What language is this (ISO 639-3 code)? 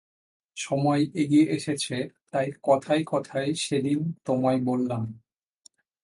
ben